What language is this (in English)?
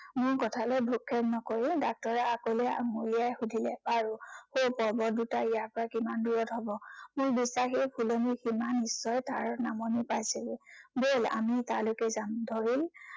Assamese